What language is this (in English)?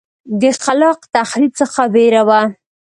Pashto